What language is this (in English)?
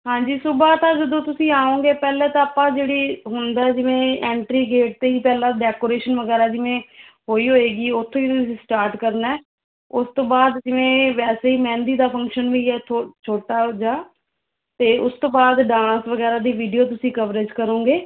Punjabi